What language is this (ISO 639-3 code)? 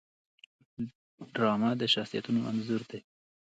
pus